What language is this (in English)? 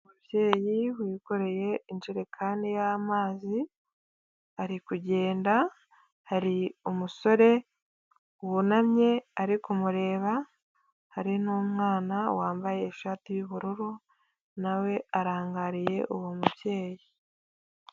Kinyarwanda